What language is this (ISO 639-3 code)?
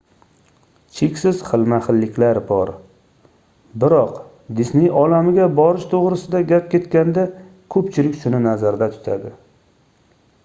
uzb